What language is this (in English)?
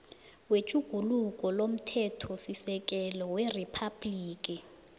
South Ndebele